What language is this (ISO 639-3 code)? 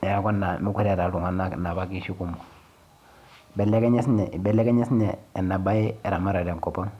mas